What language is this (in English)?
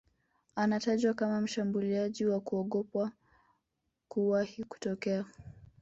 Swahili